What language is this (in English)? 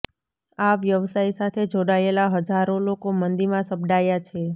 Gujarati